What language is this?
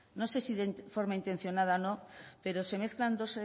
Spanish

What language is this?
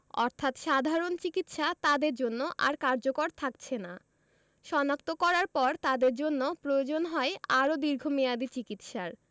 Bangla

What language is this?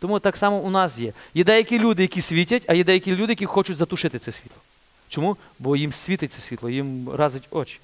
Ukrainian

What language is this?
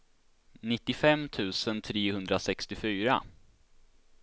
Swedish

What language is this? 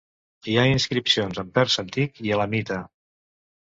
Catalan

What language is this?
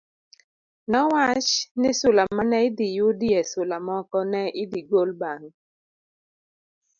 Luo (Kenya and Tanzania)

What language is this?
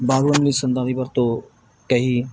Punjabi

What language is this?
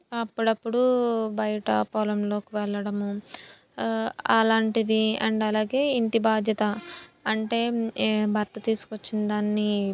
Telugu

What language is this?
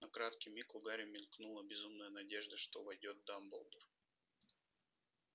Russian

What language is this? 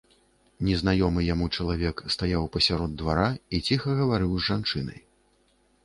Belarusian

